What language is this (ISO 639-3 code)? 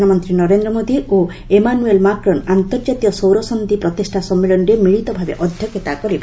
ori